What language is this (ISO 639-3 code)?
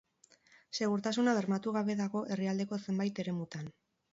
eus